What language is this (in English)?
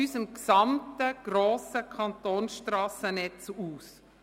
Swiss German